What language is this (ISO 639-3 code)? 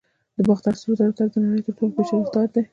pus